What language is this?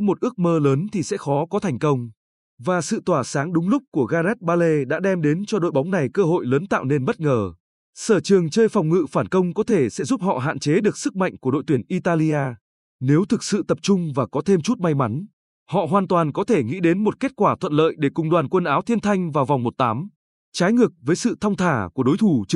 Vietnamese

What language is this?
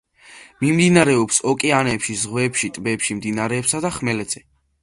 Georgian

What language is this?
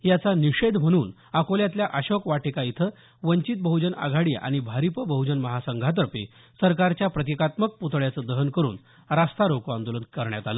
Marathi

